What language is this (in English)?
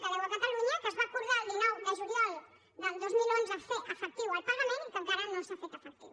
Catalan